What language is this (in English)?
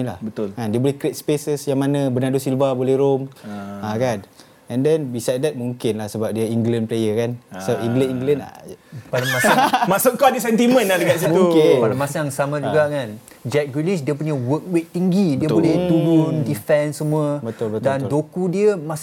Malay